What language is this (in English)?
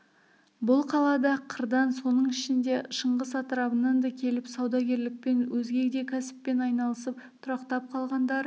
Kazakh